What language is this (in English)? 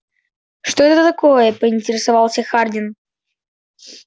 Russian